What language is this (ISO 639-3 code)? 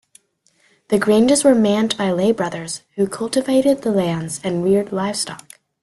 eng